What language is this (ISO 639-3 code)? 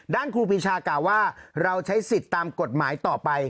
tha